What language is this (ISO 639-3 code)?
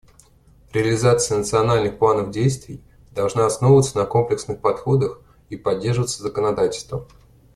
rus